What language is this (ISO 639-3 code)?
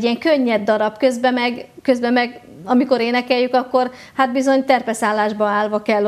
hun